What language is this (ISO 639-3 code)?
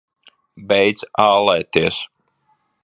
lav